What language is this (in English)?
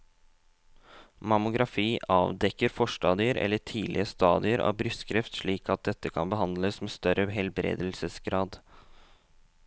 Norwegian